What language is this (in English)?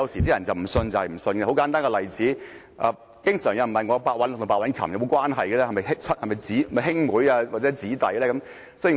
Cantonese